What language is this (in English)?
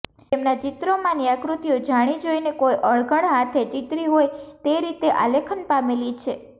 Gujarati